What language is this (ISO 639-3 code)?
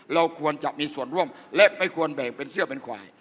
tha